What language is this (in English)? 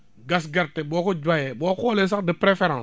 Wolof